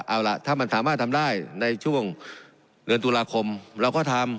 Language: Thai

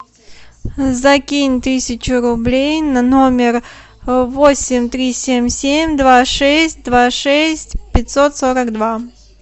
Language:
Russian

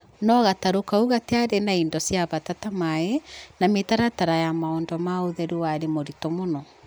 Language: Kikuyu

